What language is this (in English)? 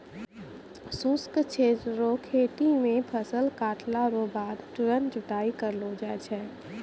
Maithili